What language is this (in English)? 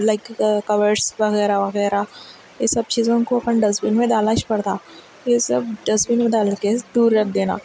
Urdu